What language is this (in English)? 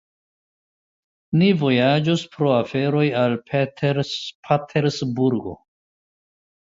Esperanto